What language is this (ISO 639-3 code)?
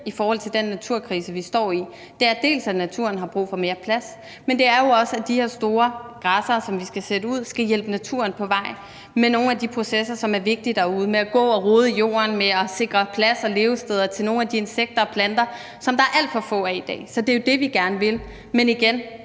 dan